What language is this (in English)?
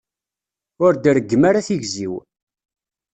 Kabyle